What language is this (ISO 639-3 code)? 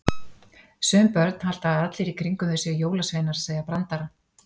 isl